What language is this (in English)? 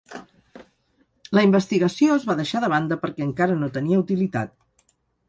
Catalan